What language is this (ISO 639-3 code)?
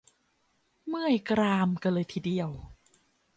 tha